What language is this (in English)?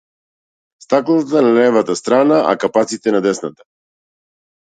Macedonian